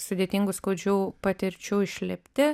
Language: Lithuanian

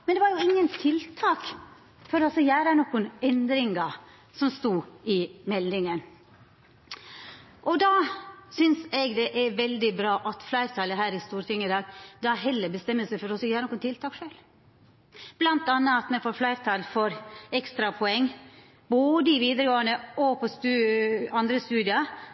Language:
Norwegian Nynorsk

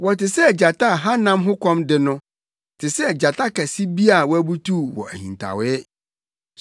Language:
Akan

